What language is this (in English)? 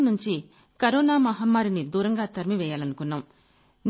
Telugu